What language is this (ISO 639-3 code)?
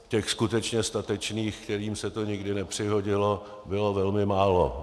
ces